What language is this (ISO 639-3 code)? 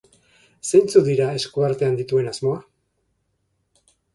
eus